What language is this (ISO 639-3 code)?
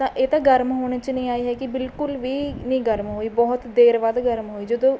pan